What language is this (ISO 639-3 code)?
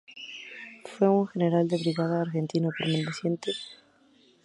spa